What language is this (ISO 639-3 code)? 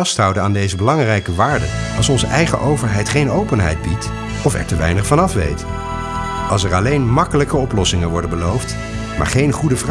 nld